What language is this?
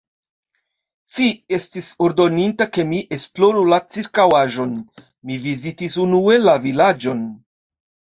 Esperanto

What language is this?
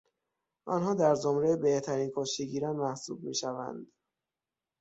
Persian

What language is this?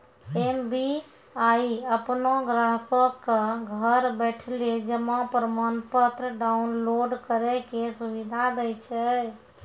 Maithili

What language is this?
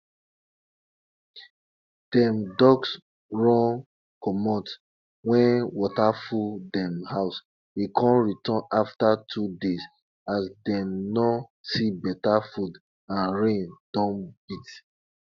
Nigerian Pidgin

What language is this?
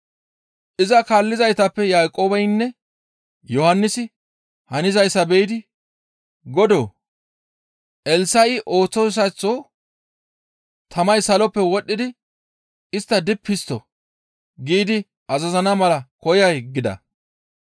Gamo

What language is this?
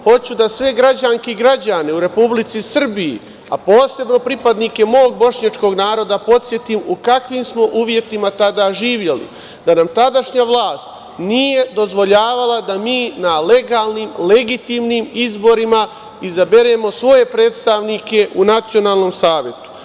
Serbian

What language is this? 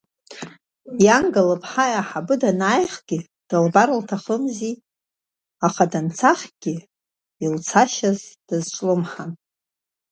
Abkhazian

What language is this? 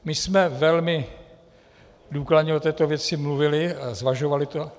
Czech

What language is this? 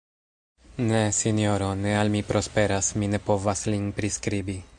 Esperanto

